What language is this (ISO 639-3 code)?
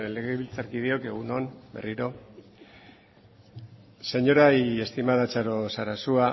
eus